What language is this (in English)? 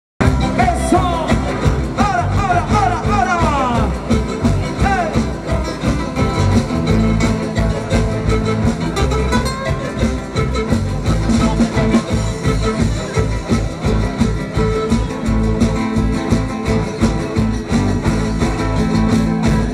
Arabic